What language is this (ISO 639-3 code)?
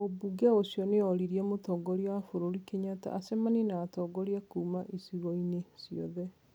kik